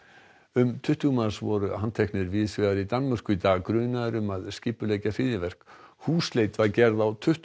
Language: Icelandic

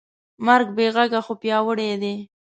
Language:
Pashto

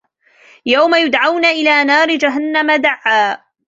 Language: Arabic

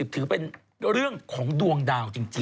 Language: Thai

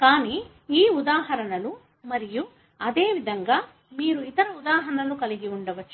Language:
Telugu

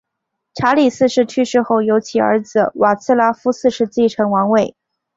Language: Chinese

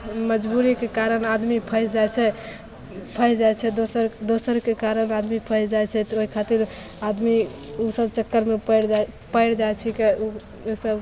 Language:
Maithili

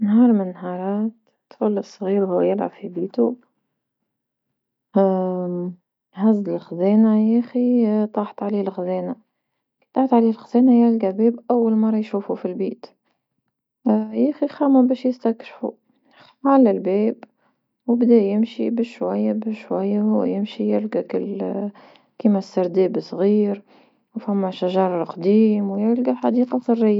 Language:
Tunisian Arabic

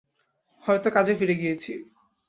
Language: Bangla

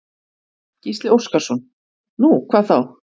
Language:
Icelandic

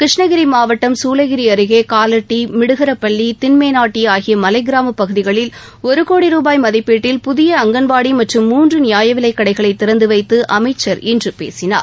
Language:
Tamil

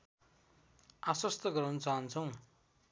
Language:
Nepali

